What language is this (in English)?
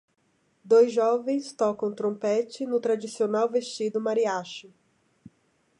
Portuguese